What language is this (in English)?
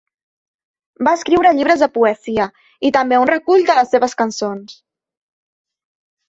Catalan